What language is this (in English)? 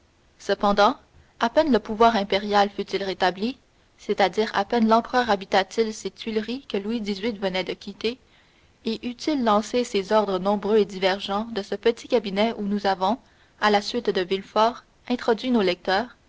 French